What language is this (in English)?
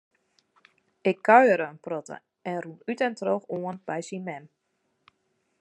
Western Frisian